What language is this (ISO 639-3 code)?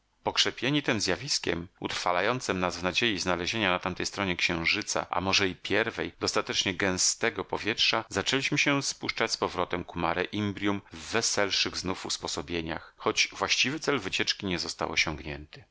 pol